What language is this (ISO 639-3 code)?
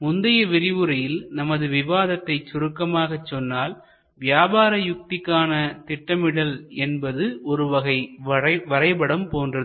tam